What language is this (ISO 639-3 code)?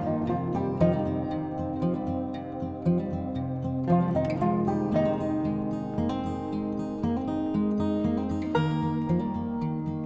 pol